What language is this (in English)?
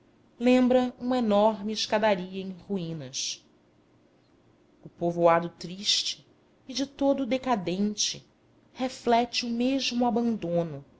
Portuguese